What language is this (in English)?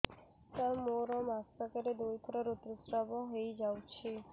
Odia